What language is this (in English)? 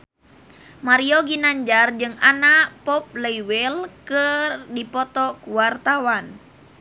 Sundanese